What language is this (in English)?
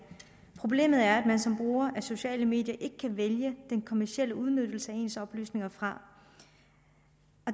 Danish